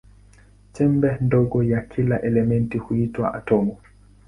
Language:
Swahili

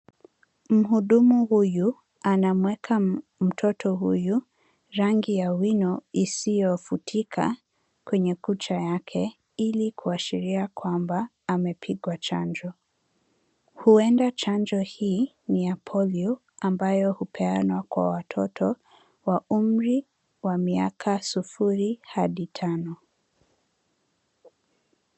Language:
Swahili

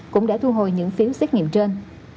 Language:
Vietnamese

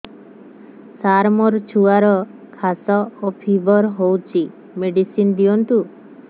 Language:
Odia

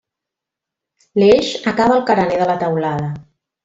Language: Catalan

